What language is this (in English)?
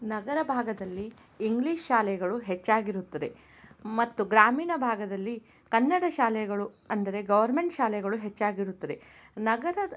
Kannada